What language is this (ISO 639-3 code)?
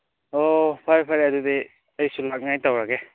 mni